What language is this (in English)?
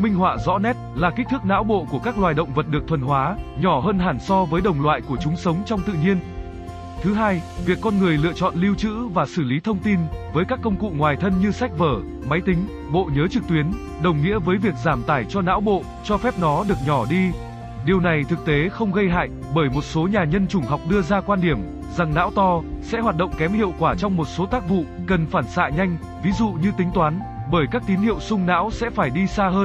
Vietnamese